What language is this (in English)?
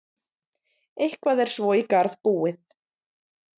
Icelandic